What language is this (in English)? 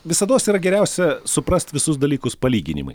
Lithuanian